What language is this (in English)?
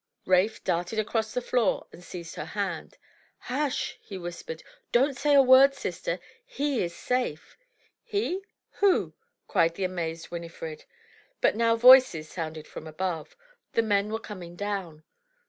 English